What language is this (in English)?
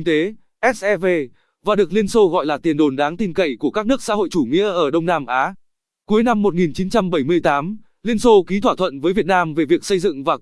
Vietnamese